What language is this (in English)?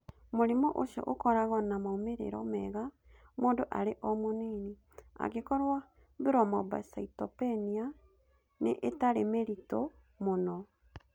Kikuyu